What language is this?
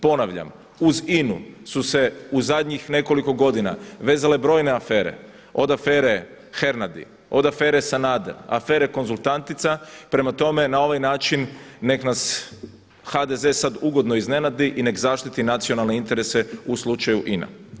Croatian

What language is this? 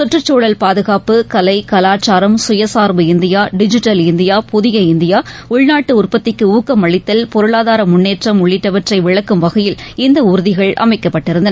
Tamil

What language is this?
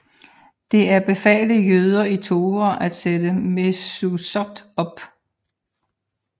Danish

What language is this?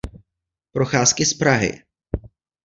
Czech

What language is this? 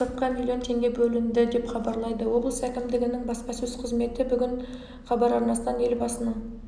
Kazakh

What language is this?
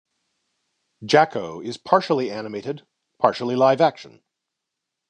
English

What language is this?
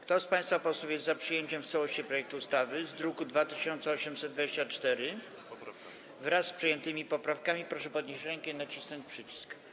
Polish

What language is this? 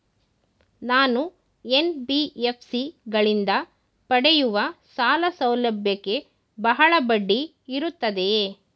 Kannada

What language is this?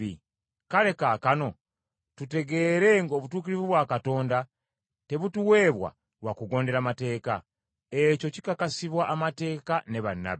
Ganda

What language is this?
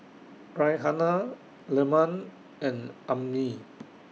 English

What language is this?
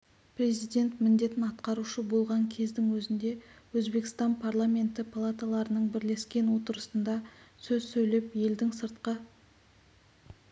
Kazakh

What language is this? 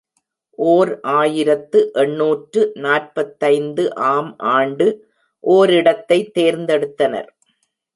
Tamil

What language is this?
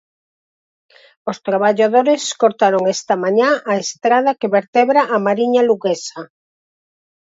Galician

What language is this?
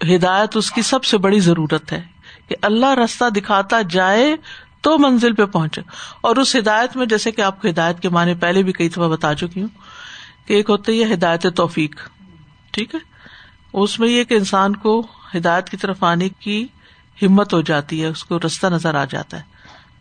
Urdu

